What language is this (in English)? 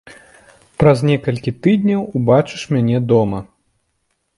Belarusian